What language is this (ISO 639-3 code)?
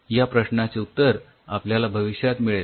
mar